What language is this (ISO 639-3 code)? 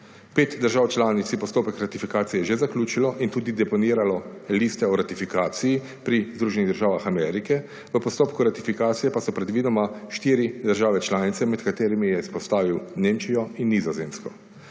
slv